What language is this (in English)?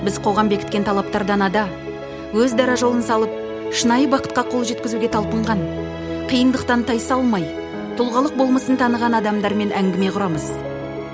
Kazakh